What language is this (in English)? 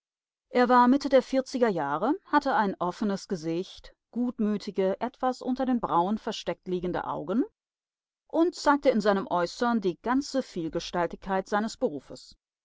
German